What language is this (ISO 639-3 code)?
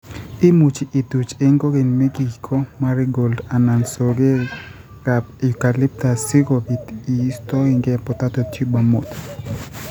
kln